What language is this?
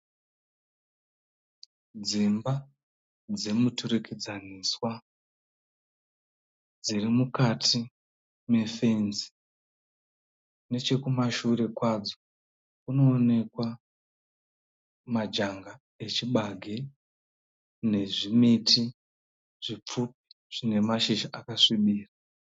Shona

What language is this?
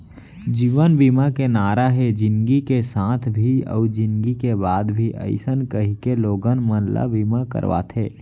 Chhattisgarhi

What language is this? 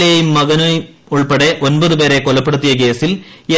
Malayalam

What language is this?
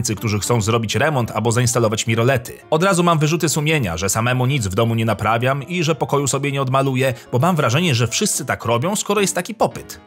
Polish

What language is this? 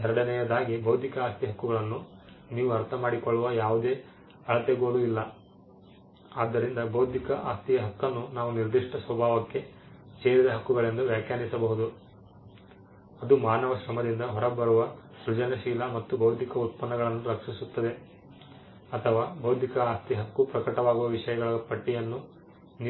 Kannada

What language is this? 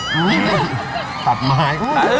Thai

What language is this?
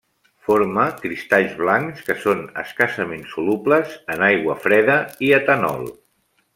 Catalan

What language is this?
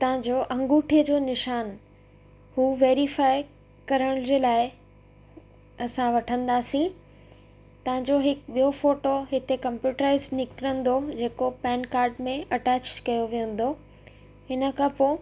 Sindhi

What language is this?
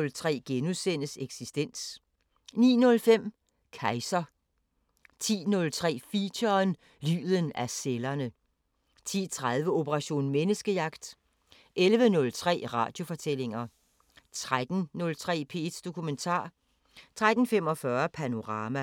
Danish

